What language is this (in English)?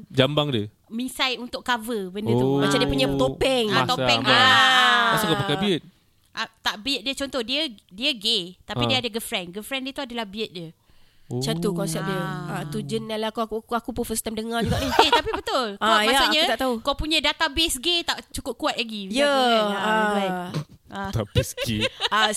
Malay